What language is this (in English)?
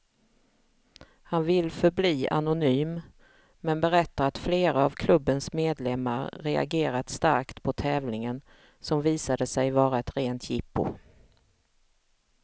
Swedish